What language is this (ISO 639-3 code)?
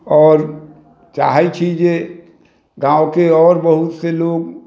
mai